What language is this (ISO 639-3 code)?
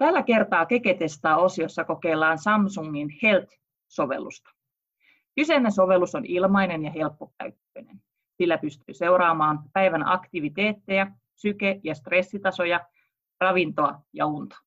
fin